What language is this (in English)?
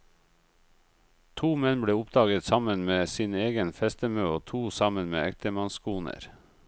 Norwegian